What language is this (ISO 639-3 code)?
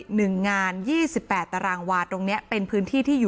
tha